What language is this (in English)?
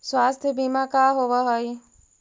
Magahi